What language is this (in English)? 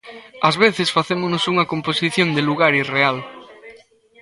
Galician